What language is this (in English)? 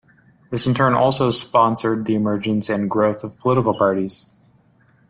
English